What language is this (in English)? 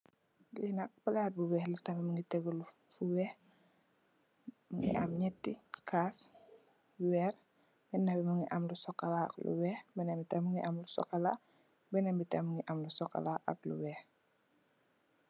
Wolof